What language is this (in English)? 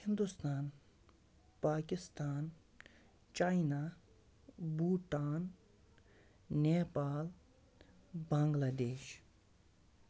Kashmiri